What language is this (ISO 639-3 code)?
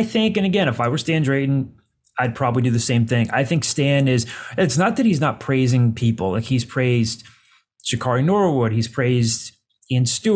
eng